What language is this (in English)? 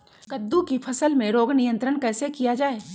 Magahi